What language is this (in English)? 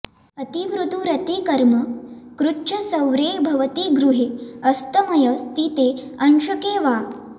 Sanskrit